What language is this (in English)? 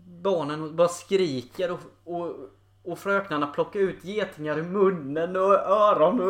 Swedish